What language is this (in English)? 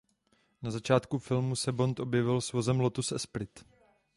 Czech